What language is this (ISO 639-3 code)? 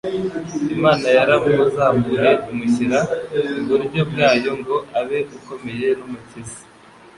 kin